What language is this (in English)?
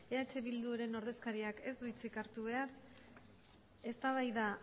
Basque